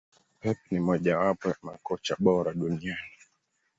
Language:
Swahili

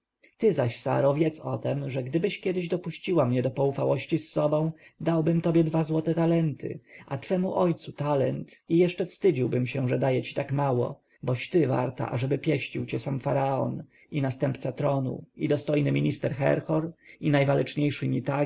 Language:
Polish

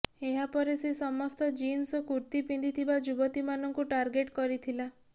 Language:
Odia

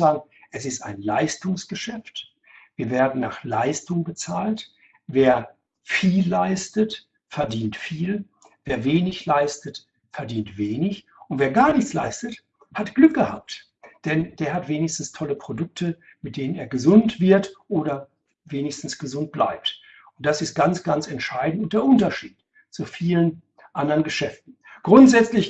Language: German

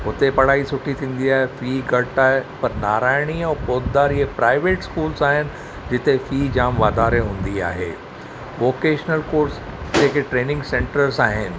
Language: Sindhi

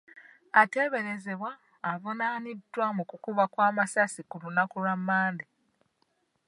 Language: Ganda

